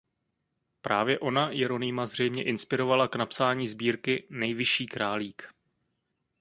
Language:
Czech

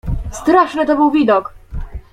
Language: Polish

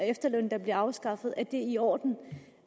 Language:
Danish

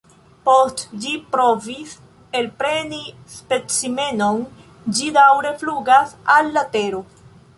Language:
Esperanto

